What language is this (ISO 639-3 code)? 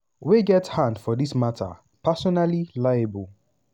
pcm